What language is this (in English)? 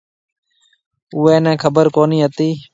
Marwari (Pakistan)